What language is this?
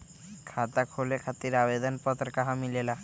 Magahi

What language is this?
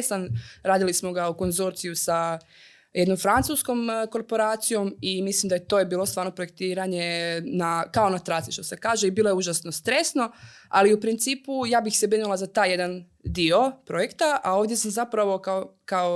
Croatian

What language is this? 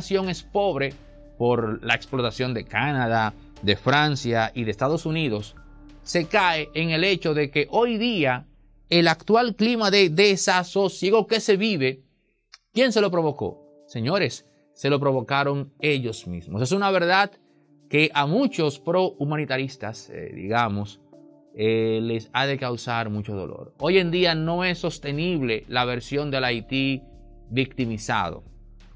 Spanish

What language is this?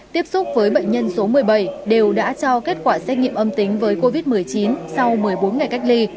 Vietnamese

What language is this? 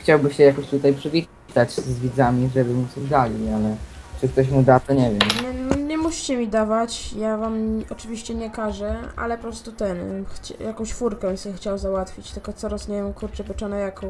Polish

